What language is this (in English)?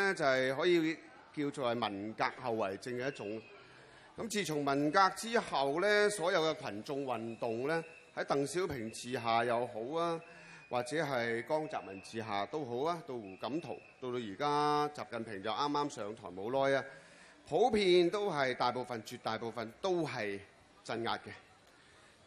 Chinese